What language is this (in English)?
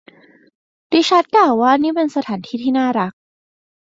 Thai